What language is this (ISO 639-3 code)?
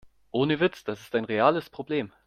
deu